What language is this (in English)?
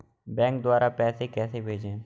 Hindi